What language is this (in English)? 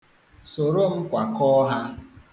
Igbo